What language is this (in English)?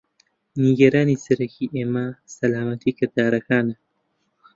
Central Kurdish